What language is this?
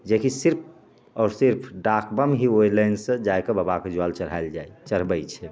Maithili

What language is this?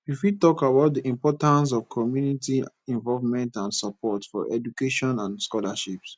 Nigerian Pidgin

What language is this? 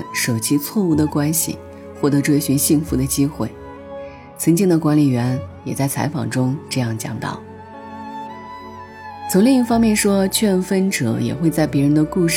Chinese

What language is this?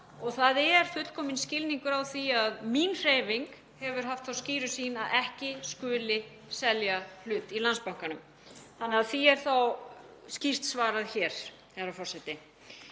Icelandic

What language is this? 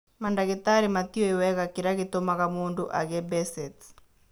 Kikuyu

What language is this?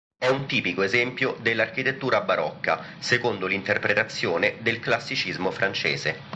Italian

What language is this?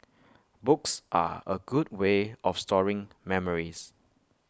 English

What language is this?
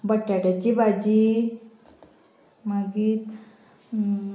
Konkani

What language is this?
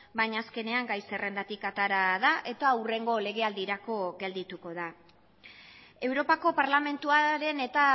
Basque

